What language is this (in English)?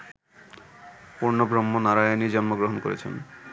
Bangla